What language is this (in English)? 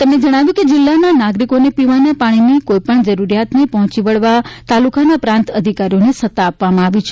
Gujarati